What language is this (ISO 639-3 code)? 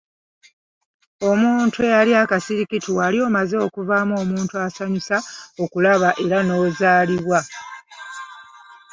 lug